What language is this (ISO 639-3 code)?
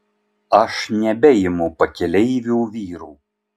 lit